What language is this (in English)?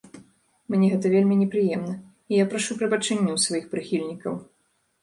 Belarusian